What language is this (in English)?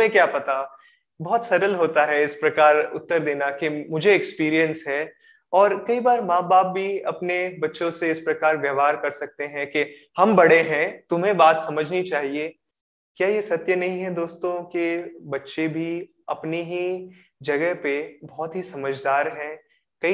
Hindi